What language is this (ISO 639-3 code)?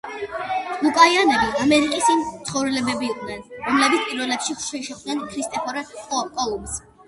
kat